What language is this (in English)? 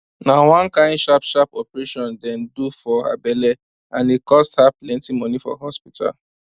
Nigerian Pidgin